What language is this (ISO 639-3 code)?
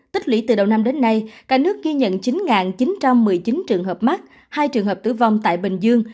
vie